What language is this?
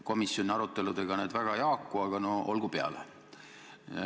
Estonian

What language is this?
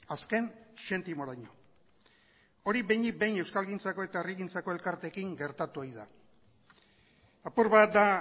Basque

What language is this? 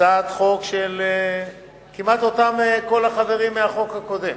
Hebrew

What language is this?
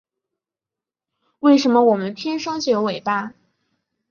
Chinese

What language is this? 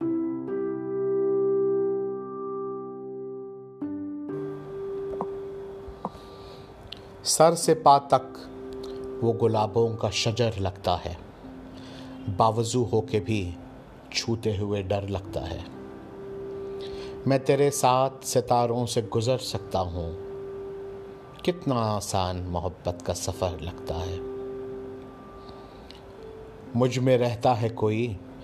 Urdu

